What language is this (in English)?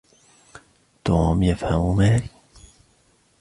Arabic